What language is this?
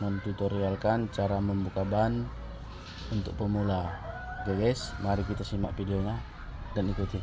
Indonesian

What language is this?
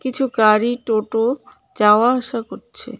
Bangla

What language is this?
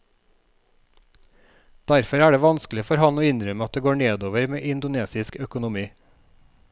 Norwegian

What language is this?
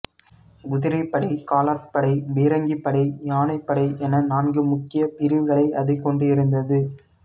Tamil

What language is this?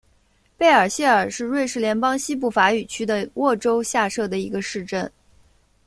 Chinese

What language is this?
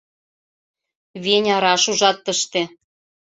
Mari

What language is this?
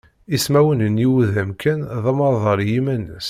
Kabyle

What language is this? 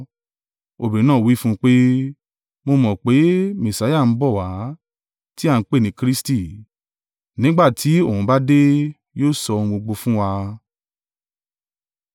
Yoruba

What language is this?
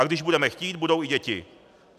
Czech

